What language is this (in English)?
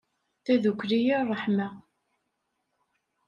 Kabyle